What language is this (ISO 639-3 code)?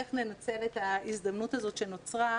heb